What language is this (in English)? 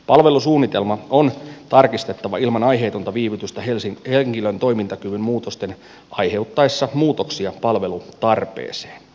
Finnish